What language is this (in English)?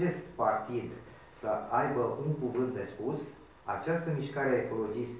Romanian